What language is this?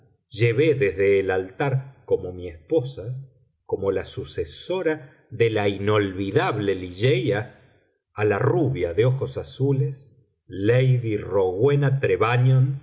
Spanish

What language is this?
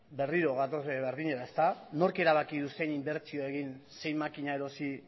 Basque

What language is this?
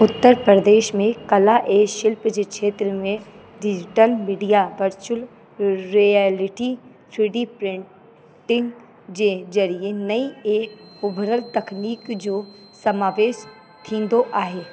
Sindhi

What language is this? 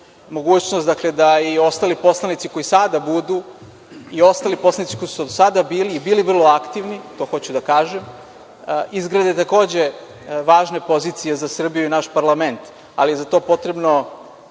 Serbian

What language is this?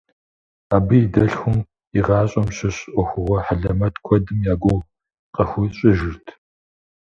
Kabardian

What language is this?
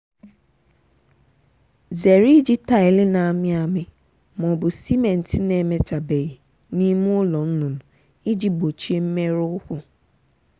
Igbo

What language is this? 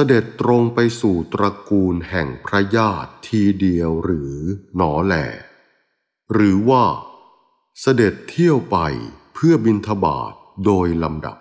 Thai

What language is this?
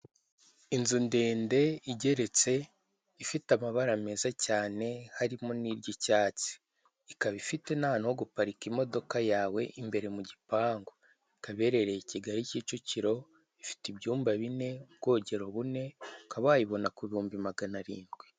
Kinyarwanda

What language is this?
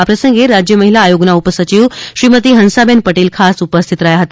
Gujarati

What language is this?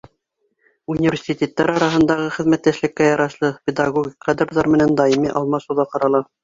Bashkir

